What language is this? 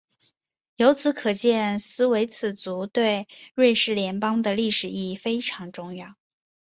Chinese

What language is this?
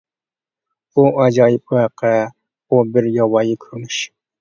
Uyghur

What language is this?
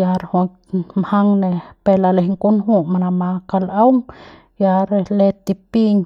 Central Pame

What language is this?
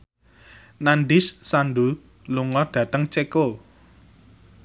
Javanese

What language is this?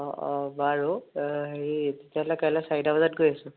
Assamese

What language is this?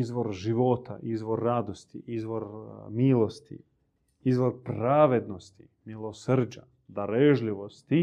Croatian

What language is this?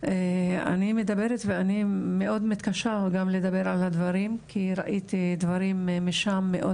Hebrew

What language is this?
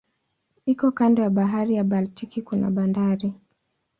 Swahili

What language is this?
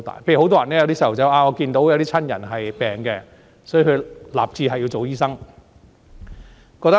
Cantonese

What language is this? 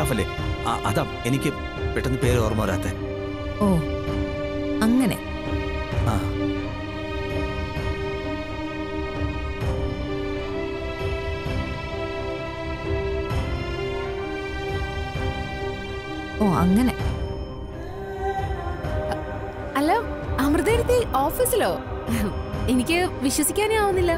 Malayalam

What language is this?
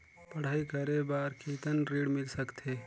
Chhattisgarhi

